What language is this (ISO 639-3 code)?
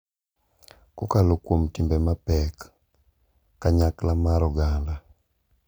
luo